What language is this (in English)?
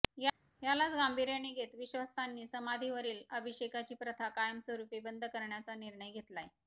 Marathi